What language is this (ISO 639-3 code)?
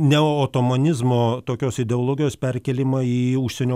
lit